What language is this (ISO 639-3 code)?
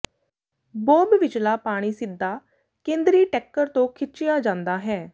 pan